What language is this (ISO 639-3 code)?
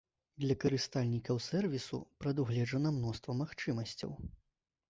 bel